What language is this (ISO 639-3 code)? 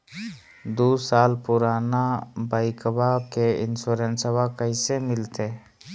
mag